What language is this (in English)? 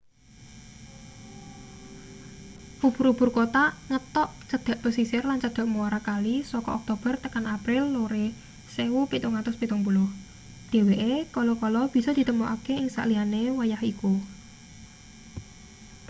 Javanese